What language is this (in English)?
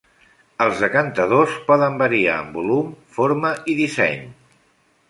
Catalan